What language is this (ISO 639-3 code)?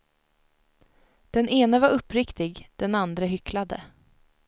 swe